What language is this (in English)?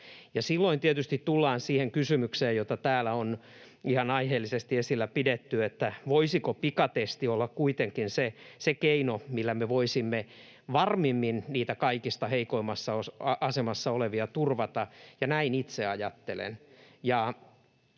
Finnish